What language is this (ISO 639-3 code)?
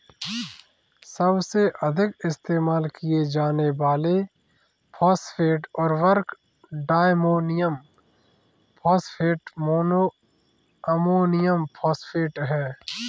hin